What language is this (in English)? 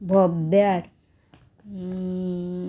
Konkani